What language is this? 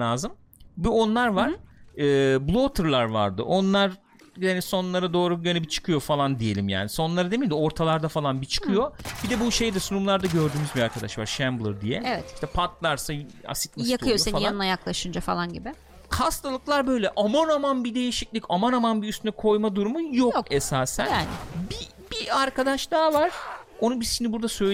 Turkish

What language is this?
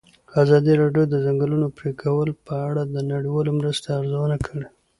Pashto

